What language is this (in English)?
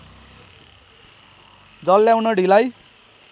Nepali